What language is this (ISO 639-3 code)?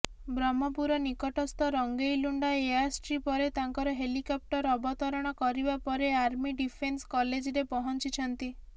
ori